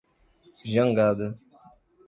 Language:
Portuguese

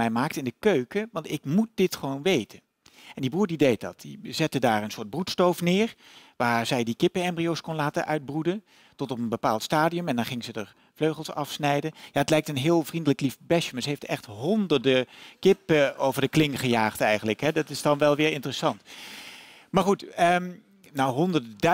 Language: Dutch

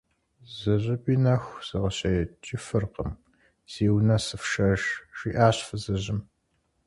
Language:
Kabardian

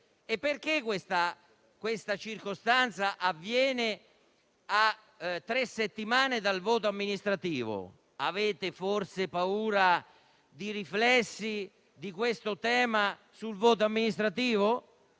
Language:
Italian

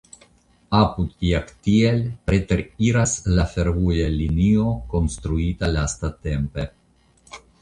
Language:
Esperanto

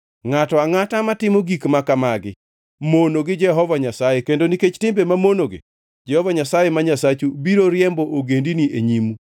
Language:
Luo (Kenya and Tanzania)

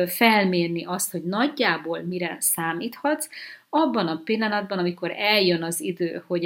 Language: Hungarian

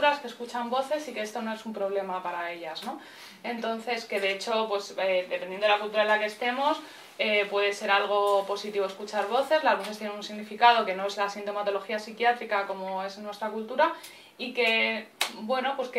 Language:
Spanish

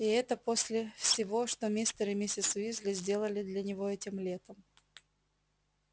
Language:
Russian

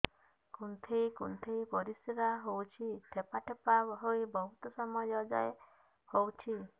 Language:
Odia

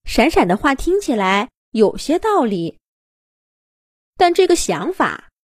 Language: Chinese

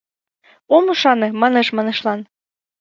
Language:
Mari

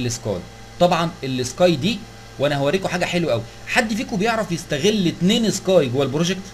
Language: Arabic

